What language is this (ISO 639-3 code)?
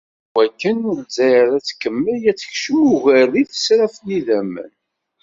kab